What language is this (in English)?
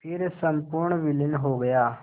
Hindi